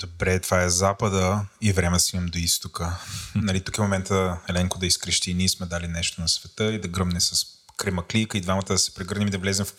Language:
Bulgarian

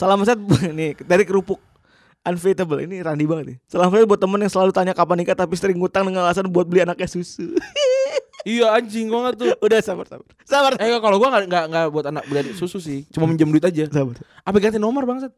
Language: Indonesian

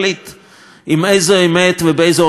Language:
Hebrew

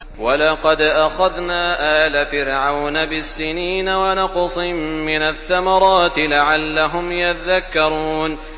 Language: Arabic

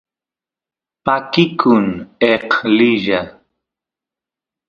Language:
Santiago del Estero Quichua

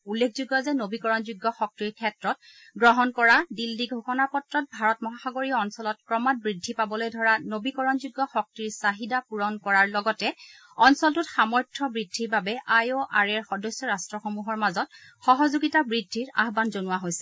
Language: Assamese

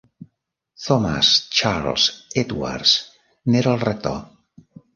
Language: Catalan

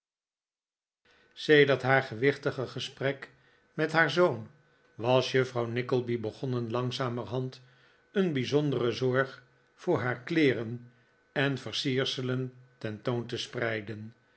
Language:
Dutch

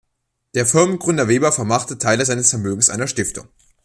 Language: German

